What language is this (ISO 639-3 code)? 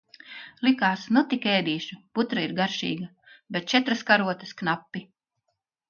lav